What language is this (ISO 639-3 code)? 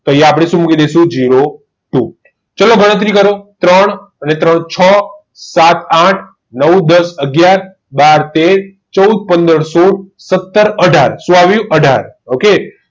guj